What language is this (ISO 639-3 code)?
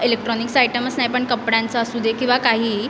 mar